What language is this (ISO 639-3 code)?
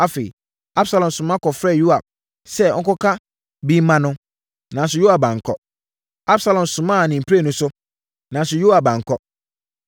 aka